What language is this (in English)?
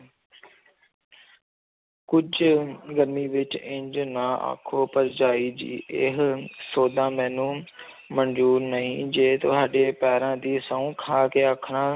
Punjabi